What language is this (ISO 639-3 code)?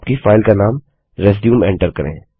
hin